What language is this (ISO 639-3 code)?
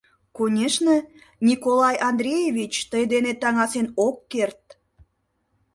chm